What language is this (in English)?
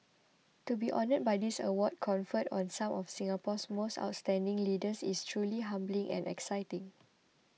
English